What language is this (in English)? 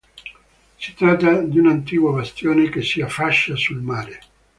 Italian